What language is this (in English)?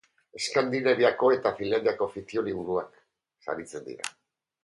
Basque